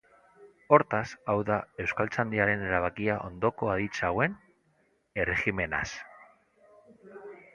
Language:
Basque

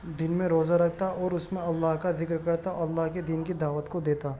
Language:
Urdu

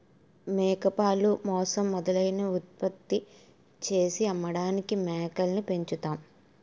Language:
Telugu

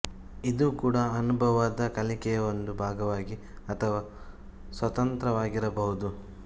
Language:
Kannada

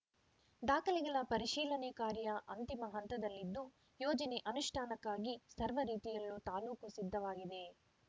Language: Kannada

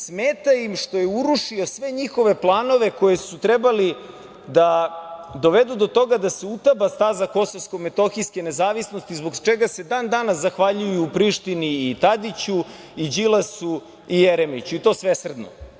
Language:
Serbian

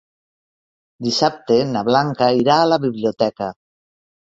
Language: Catalan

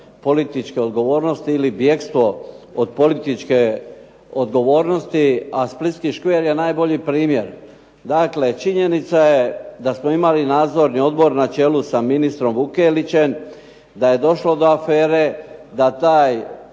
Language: Croatian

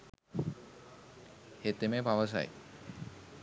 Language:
Sinhala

